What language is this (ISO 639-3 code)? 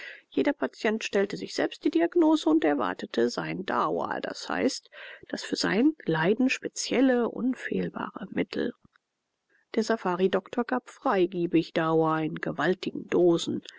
deu